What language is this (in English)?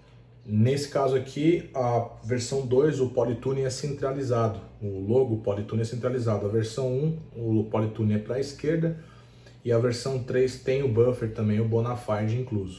Portuguese